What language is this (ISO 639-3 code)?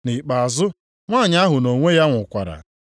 ibo